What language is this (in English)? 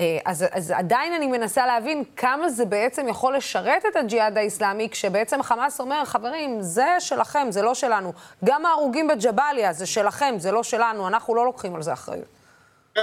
Hebrew